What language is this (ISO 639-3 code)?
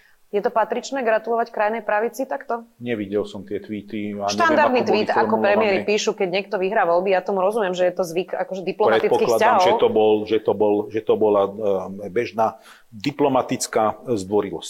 slk